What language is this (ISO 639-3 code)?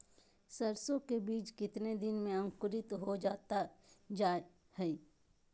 mag